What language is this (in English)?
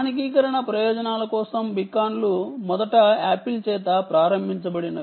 Telugu